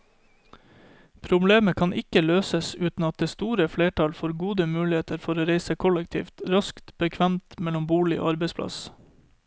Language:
Norwegian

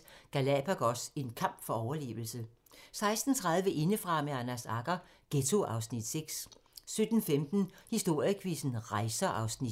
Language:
Danish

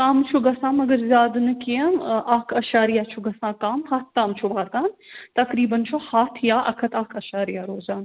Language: Kashmiri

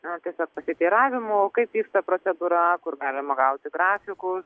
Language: Lithuanian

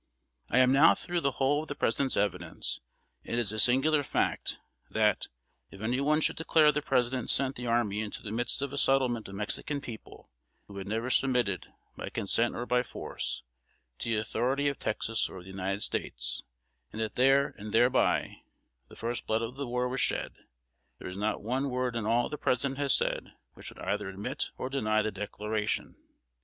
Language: English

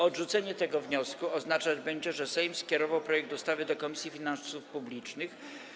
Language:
Polish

